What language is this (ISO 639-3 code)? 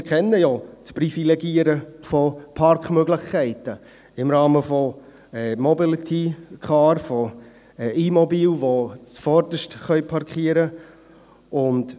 gsw